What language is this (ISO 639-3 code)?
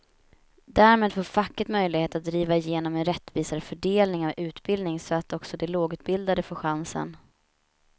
swe